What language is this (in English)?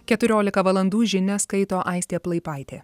Lithuanian